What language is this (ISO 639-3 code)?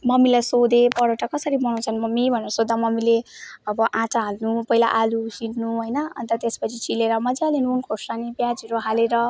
nep